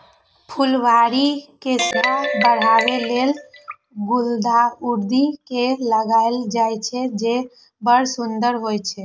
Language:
Maithili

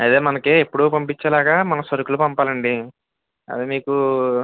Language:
Telugu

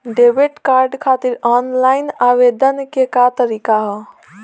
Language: Bhojpuri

